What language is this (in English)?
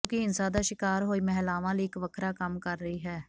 Punjabi